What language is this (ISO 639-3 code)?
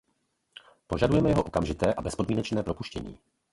ces